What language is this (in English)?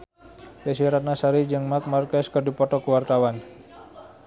Sundanese